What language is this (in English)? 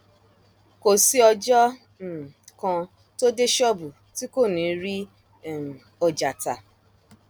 Yoruba